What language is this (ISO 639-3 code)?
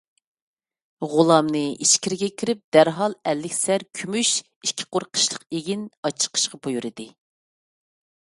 uig